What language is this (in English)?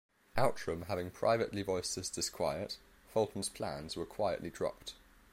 English